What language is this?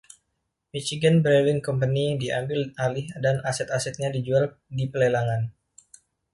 Indonesian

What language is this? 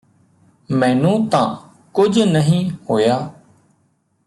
Punjabi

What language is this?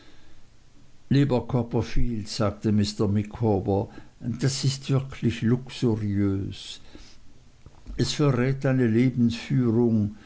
German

